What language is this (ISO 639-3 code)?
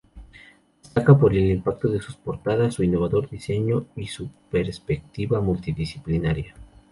spa